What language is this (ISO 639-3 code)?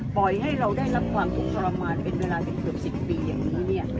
tha